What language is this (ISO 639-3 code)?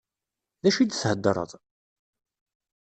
kab